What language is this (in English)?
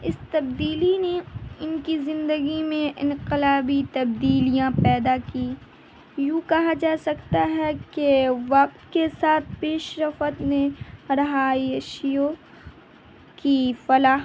Urdu